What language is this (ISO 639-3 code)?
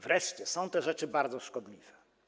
pol